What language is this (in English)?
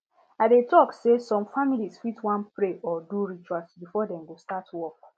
Nigerian Pidgin